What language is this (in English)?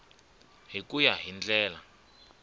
Tsonga